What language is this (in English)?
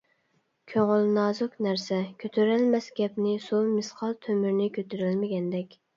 Uyghur